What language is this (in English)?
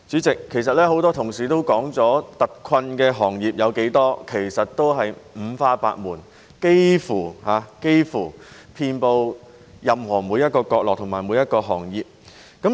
Cantonese